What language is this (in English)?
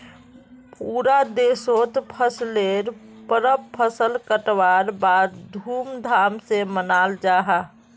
Magahi